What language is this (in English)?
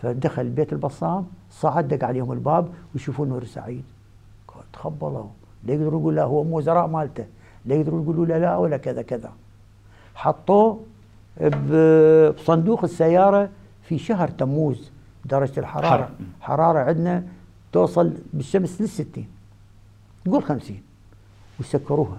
Arabic